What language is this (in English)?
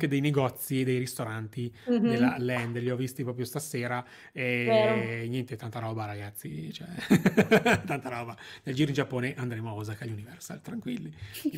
Italian